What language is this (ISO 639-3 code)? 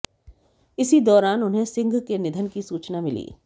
hin